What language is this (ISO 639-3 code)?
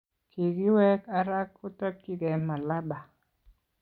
kln